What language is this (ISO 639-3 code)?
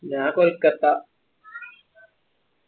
mal